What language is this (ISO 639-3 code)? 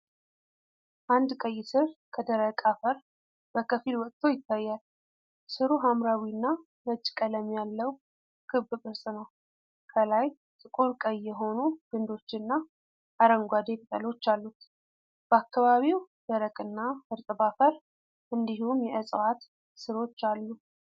amh